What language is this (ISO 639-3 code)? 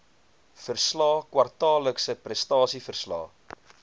afr